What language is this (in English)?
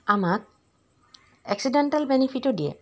Assamese